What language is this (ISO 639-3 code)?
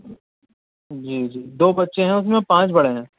urd